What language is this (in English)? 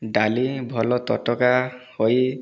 Odia